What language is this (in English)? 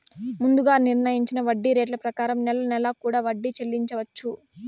Telugu